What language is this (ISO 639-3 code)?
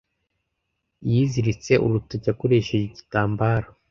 kin